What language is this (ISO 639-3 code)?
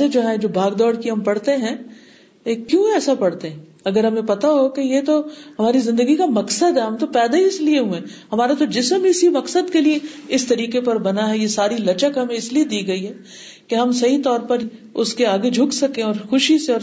urd